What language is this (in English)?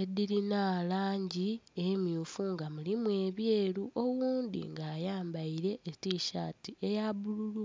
Soga